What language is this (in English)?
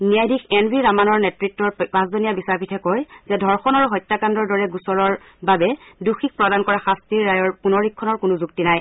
Assamese